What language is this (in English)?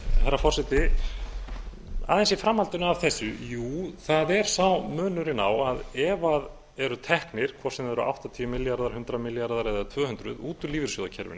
Icelandic